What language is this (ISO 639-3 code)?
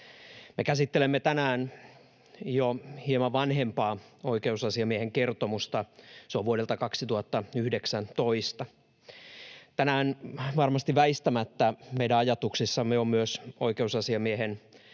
fin